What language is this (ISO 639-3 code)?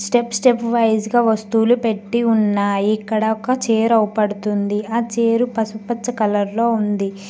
tel